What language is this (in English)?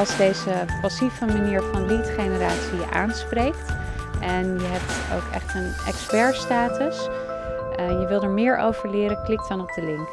Dutch